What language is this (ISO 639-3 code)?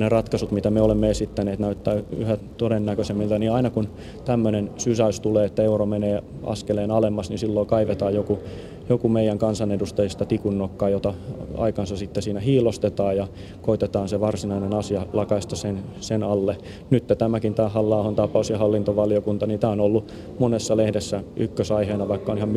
fin